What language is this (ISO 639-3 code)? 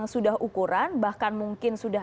ind